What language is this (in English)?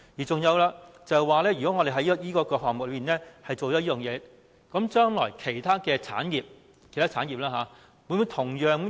Cantonese